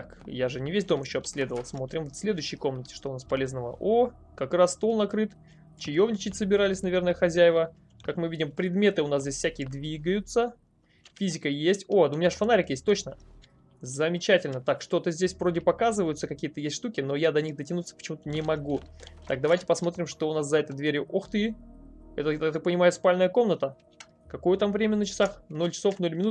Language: Russian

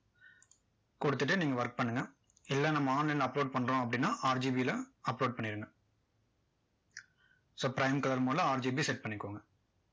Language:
Tamil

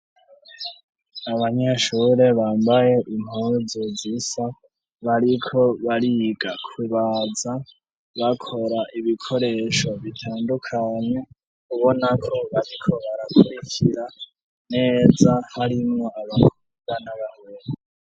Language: Rundi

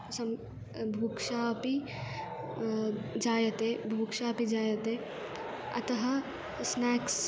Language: Sanskrit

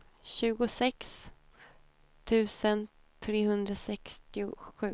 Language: Swedish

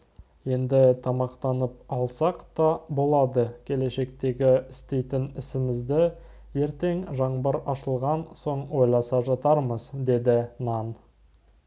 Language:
Kazakh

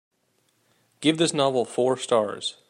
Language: English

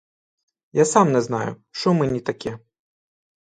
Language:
Ukrainian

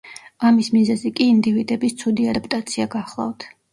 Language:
Georgian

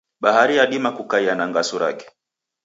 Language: Taita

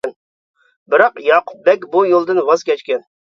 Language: Uyghur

